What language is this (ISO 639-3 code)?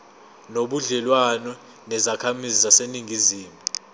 zul